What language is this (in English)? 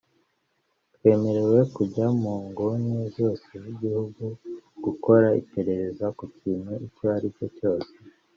Kinyarwanda